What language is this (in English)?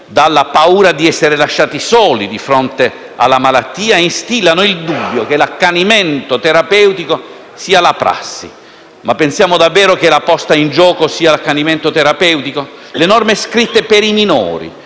Italian